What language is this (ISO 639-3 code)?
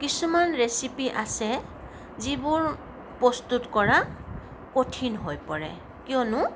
asm